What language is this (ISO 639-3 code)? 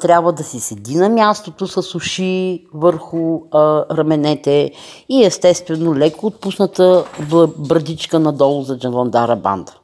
bul